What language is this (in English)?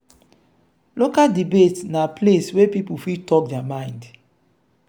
Nigerian Pidgin